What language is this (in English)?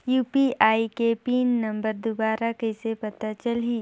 Chhattisgarhi